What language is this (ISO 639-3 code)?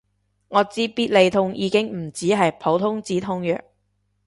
yue